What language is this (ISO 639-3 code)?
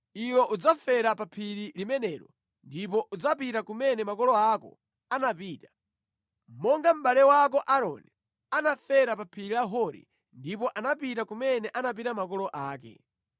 nya